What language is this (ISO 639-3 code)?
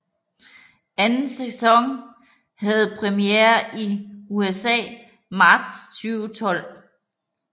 dan